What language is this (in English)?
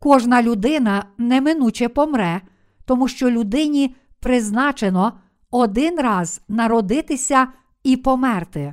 Ukrainian